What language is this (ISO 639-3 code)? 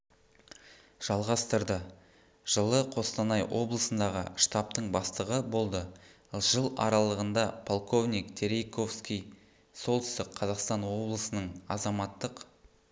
kaz